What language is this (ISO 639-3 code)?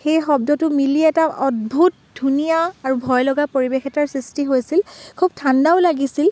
asm